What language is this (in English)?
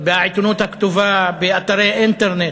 Hebrew